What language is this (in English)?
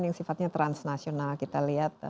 Indonesian